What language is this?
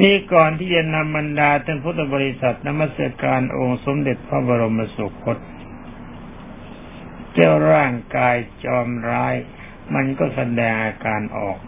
Thai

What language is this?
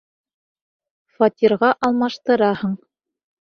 Bashkir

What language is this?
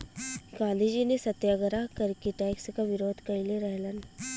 Bhojpuri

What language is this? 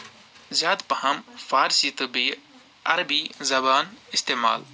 Kashmiri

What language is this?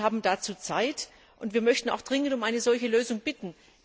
German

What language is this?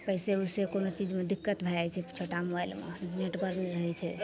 Maithili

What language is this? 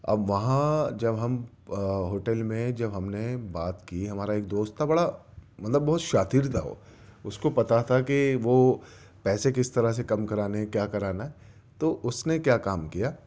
Urdu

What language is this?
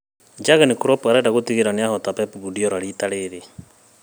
Kikuyu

